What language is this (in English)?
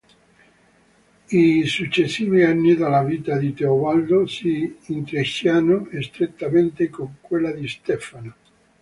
Italian